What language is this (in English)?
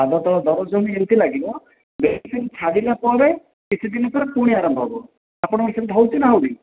Odia